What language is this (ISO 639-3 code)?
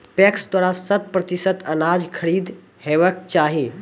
mai